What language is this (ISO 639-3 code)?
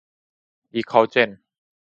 tha